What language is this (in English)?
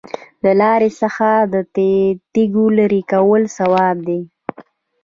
Pashto